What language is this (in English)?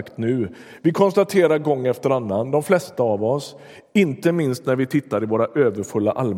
Swedish